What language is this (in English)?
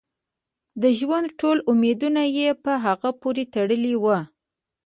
Pashto